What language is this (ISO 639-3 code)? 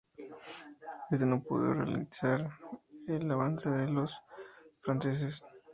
spa